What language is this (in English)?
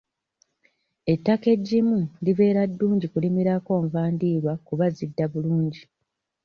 Ganda